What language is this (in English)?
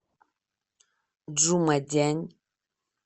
Russian